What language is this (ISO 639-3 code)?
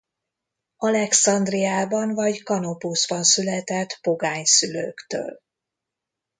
hun